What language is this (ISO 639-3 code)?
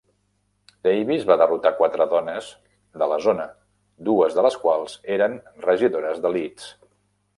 cat